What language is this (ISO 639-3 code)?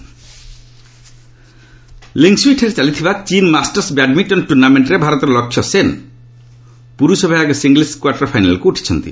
ori